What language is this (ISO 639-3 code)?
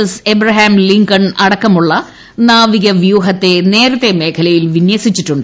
mal